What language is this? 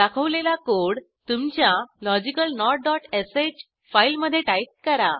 Marathi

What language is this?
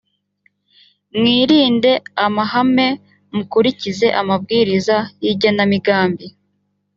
Kinyarwanda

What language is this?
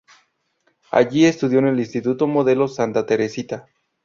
Spanish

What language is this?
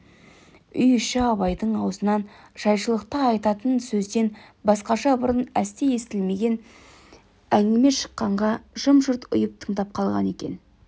Kazakh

